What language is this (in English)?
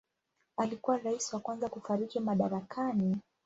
Swahili